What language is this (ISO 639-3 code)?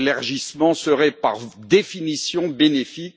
fra